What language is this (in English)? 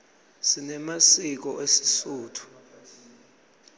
Swati